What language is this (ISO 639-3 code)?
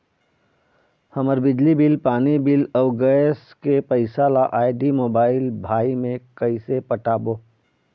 hne